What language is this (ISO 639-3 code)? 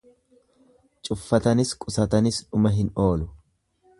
orm